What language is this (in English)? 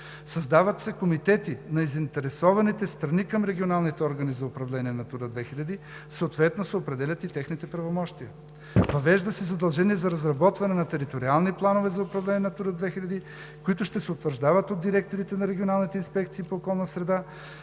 Bulgarian